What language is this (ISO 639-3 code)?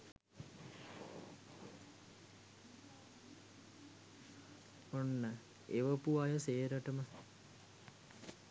sin